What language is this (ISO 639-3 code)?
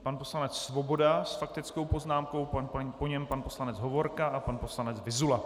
ces